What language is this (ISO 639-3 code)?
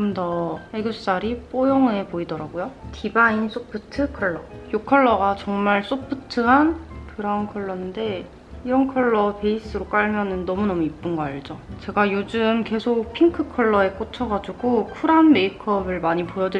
kor